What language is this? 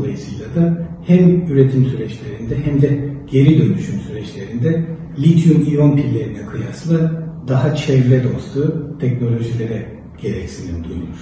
Turkish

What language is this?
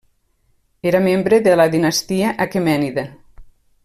Catalan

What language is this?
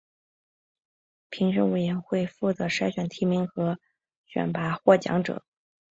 Chinese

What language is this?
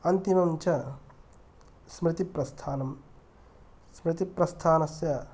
Sanskrit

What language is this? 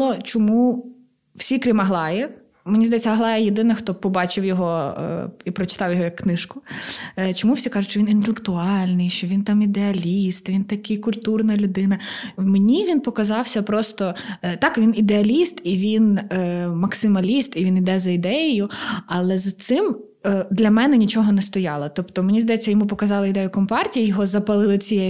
Ukrainian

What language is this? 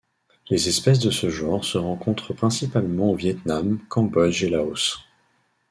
French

